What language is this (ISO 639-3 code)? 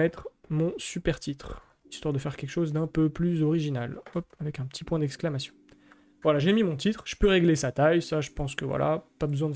fra